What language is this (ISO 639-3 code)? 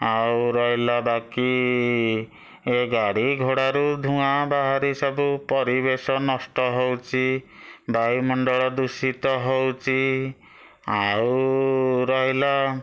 ori